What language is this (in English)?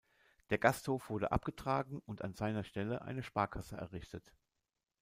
German